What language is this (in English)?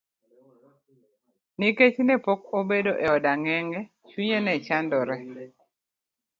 Luo (Kenya and Tanzania)